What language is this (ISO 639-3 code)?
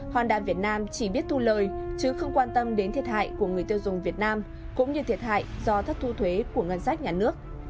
vie